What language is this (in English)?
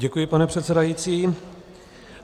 Czech